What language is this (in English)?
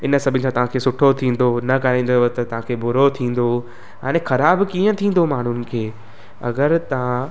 Sindhi